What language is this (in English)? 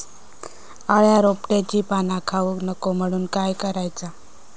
Marathi